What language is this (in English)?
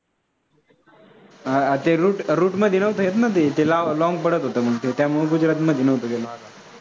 Marathi